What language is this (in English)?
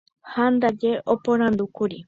Guarani